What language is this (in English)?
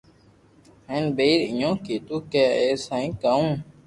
Loarki